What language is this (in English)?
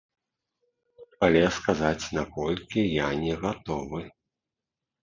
Belarusian